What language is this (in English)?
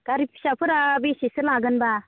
Bodo